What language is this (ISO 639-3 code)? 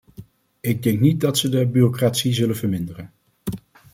nld